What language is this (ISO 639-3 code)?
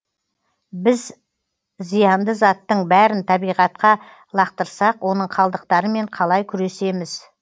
kaz